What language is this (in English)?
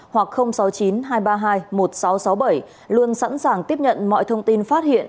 Vietnamese